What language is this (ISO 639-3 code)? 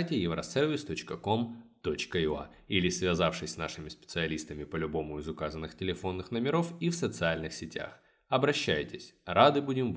rus